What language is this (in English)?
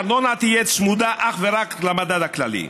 Hebrew